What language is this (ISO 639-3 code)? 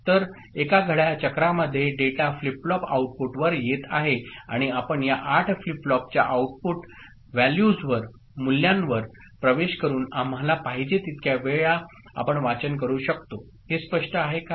mar